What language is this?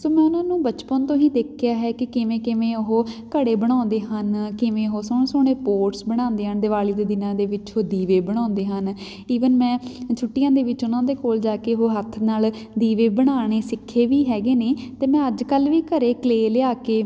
Punjabi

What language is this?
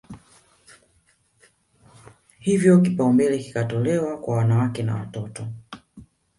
Swahili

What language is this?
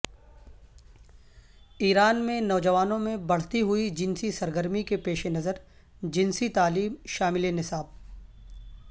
Urdu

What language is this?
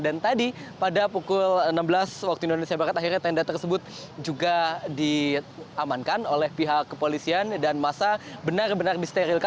Indonesian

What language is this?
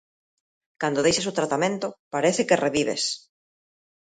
Galician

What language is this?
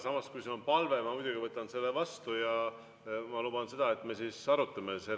Estonian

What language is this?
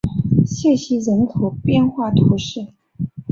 Chinese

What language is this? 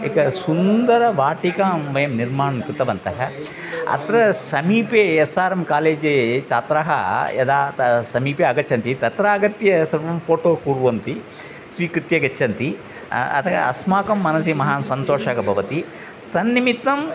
Sanskrit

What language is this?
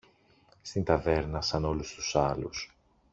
Greek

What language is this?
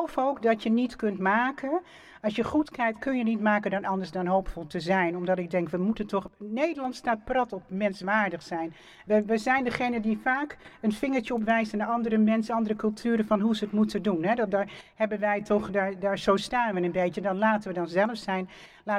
Dutch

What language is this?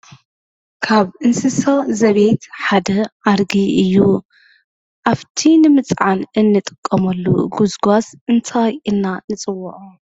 Tigrinya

